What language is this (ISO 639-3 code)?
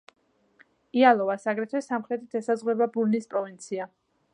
kat